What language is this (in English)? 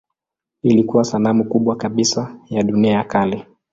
Swahili